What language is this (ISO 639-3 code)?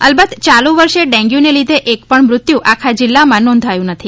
guj